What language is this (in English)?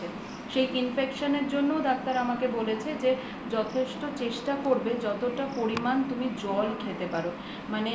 Bangla